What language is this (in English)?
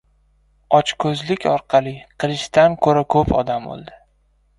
Uzbek